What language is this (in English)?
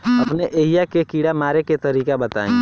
Bhojpuri